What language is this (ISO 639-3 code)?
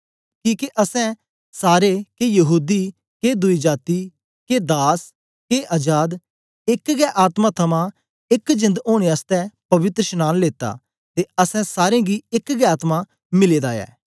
doi